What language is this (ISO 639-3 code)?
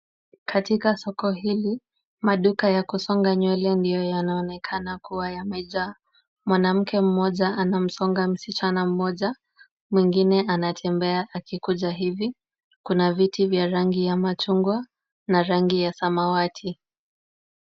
swa